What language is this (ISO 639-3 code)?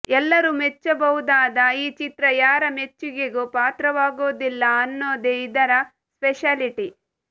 kan